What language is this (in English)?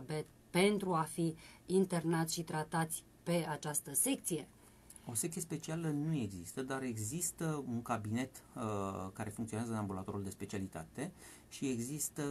Romanian